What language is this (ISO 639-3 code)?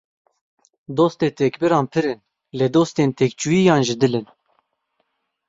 kur